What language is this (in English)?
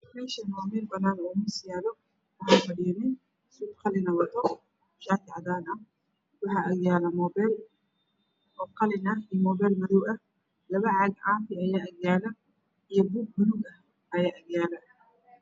Somali